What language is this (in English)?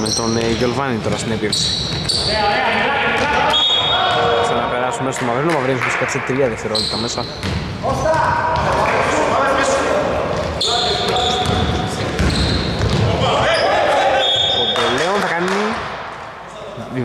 Greek